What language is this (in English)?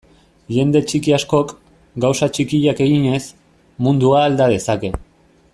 Basque